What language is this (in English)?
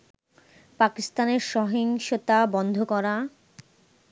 Bangla